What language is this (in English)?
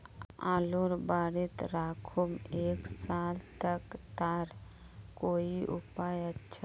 Magahi